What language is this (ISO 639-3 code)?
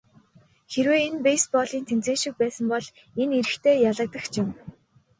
mon